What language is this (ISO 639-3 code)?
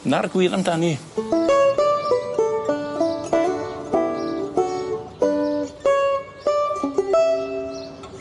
cym